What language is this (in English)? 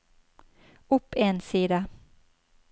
Norwegian